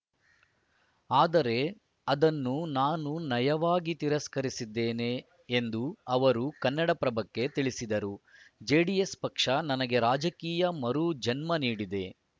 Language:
Kannada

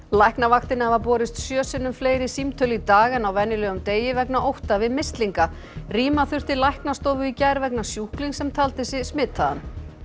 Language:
Icelandic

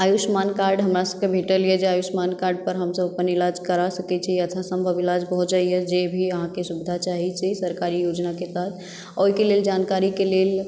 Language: Maithili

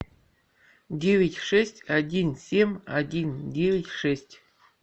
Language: Russian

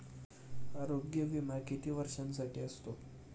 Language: Marathi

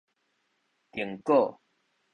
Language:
Min Nan Chinese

